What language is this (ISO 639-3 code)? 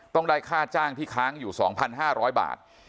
tha